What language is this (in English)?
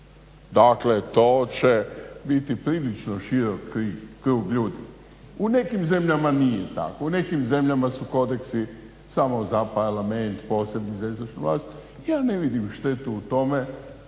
Croatian